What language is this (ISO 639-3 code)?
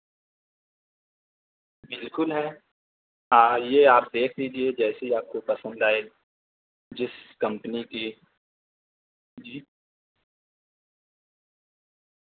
urd